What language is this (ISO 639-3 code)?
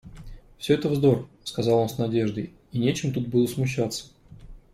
rus